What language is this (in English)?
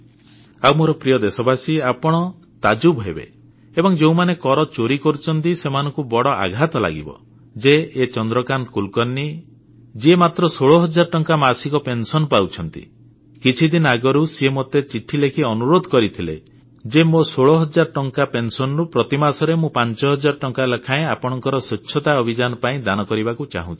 Odia